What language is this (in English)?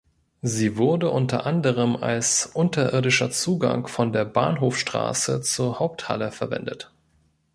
German